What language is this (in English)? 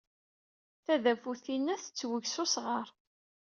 Kabyle